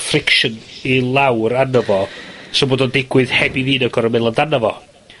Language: Welsh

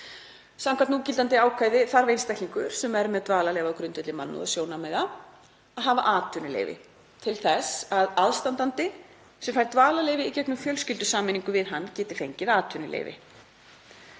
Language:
Icelandic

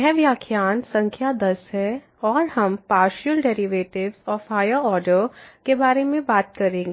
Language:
Hindi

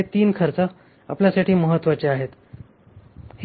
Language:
Marathi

